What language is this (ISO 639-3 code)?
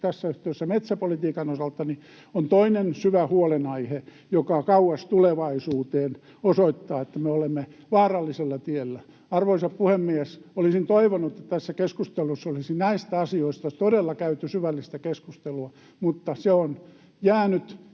fin